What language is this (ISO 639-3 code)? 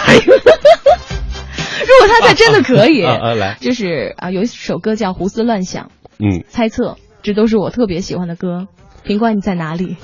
zho